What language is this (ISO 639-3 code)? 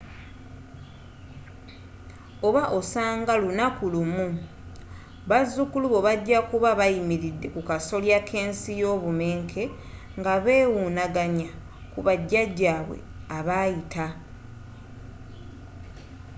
lug